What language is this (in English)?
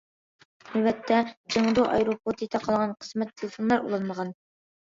Uyghur